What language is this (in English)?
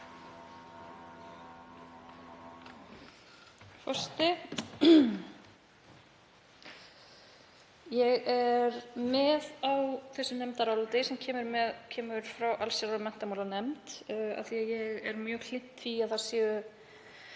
Icelandic